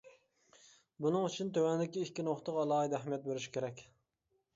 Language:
Uyghur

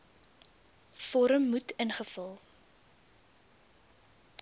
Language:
Afrikaans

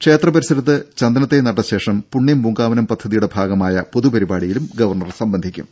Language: Malayalam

